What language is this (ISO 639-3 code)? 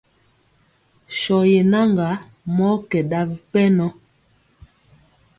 mcx